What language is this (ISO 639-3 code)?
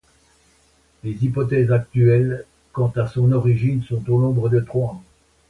fra